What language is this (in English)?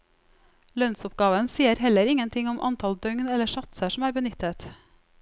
Norwegian